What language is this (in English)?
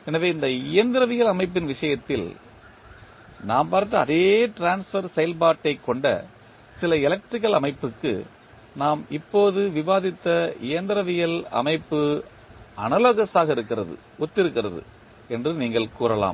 Tamil